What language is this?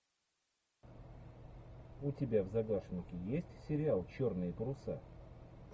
Russian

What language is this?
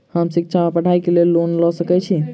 Maithili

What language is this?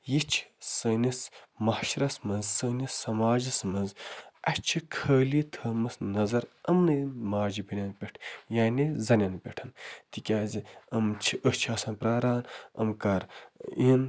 Kashmiri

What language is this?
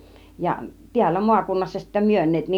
Finnish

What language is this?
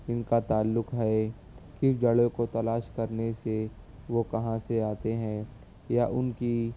Urdu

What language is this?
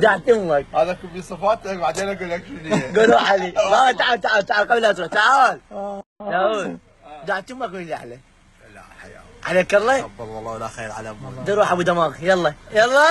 Arabic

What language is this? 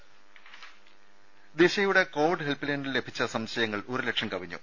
Malayalam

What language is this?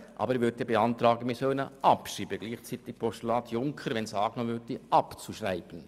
Swiss German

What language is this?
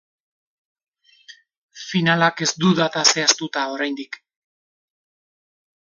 Basque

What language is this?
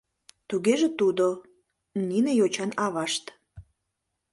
Mari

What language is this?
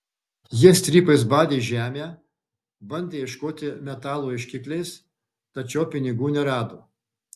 Lithuanian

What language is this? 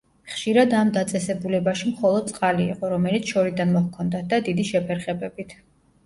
Georgian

